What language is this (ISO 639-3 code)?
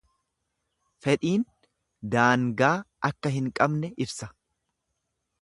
orm